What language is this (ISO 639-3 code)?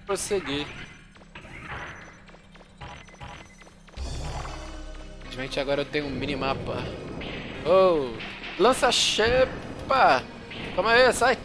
por